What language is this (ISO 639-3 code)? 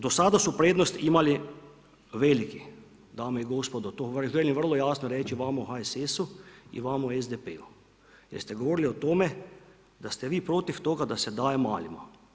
hrv